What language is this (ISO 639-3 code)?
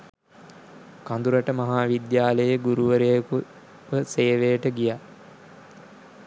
sin